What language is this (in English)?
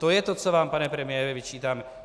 Czech